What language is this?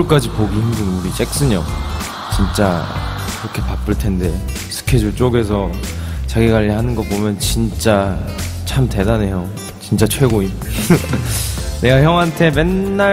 Korean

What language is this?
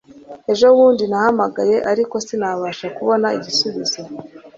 Kinyarwanda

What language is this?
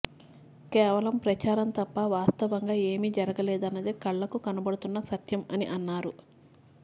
Telugu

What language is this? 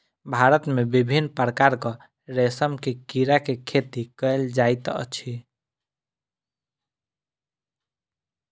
Maithili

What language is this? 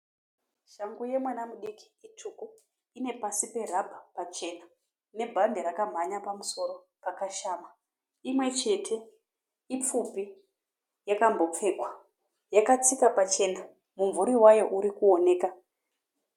Shona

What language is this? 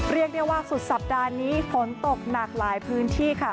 Thai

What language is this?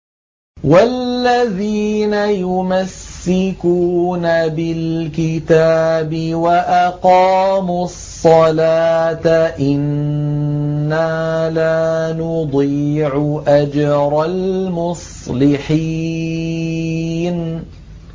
Arabic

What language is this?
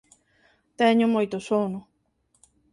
Galician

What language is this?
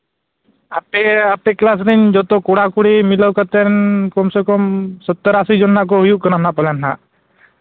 Santali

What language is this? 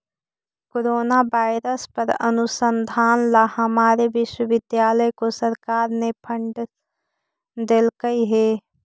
Magahi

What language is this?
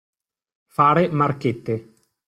Italian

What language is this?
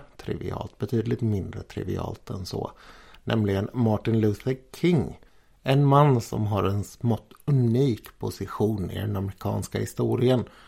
Swedish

